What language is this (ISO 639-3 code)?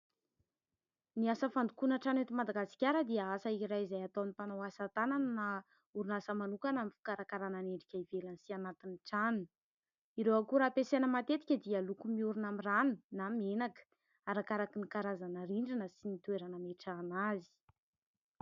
mlg